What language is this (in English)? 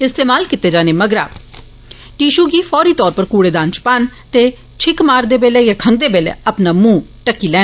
Dogri